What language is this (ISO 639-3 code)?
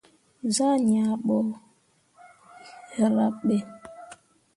mua